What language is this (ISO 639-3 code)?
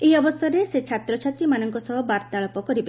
ori